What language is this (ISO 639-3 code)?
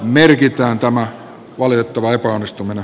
fin